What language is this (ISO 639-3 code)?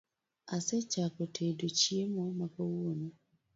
luo